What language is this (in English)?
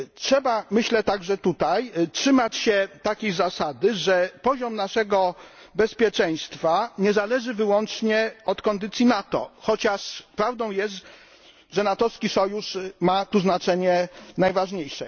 Polish